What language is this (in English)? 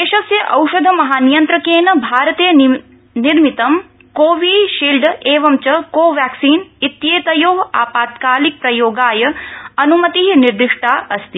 Sanskrit